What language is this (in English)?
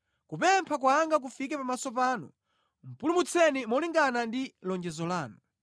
Nyanja